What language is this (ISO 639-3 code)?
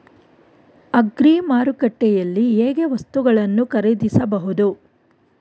kan